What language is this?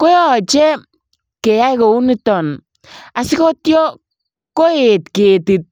Kalenjin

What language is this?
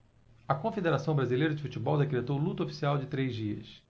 Portuguese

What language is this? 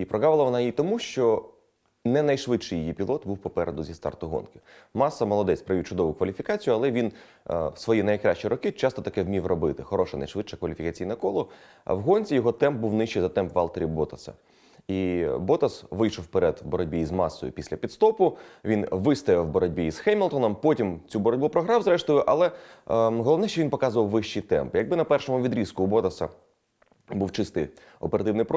Ukrainian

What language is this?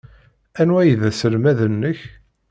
Kabyle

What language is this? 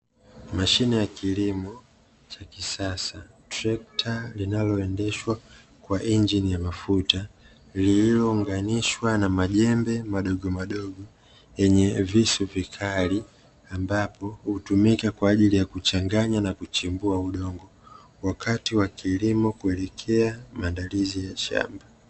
Swahili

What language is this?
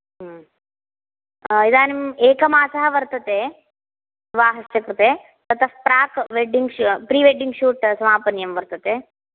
Sanskrit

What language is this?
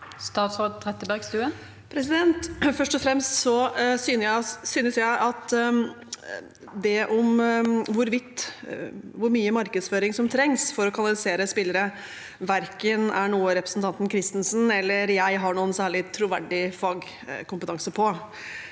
Norwegian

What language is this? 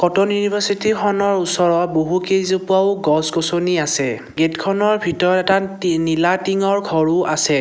Assamese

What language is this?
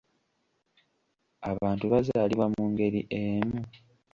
Ganda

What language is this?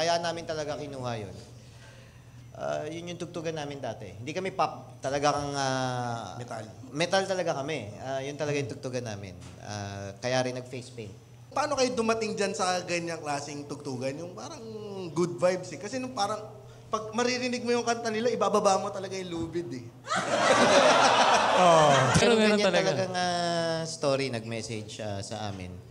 Filipino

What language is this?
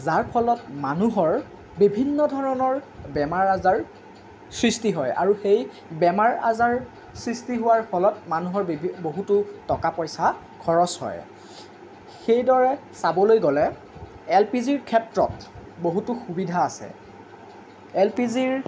Assamese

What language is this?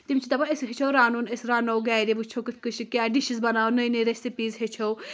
Kashmiri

